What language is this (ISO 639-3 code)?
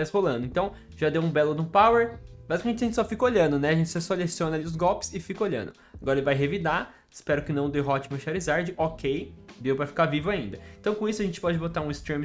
por